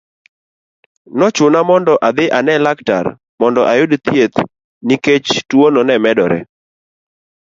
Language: Luo (Kenya and Tanzania)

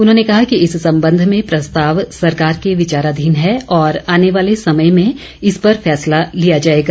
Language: Hindi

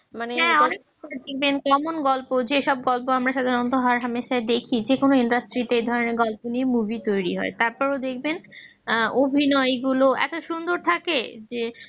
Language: Bangla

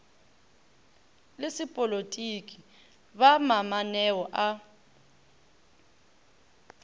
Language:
Northern Sotho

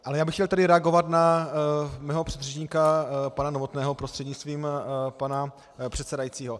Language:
Czech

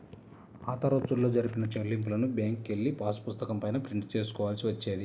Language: Telugu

